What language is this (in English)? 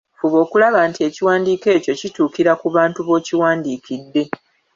Ganda